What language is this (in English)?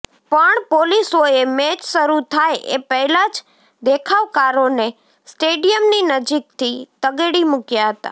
Gujarati